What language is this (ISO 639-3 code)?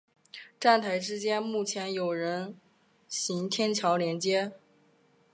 zho